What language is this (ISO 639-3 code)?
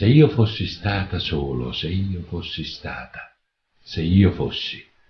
ita